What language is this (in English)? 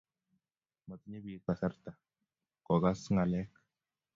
Kalenjin